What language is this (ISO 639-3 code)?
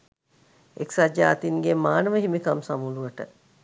sin